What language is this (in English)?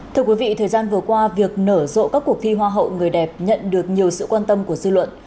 Vietnamese